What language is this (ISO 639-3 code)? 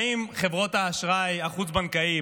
heb